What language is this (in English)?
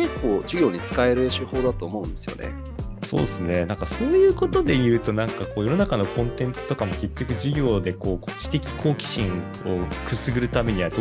Japanese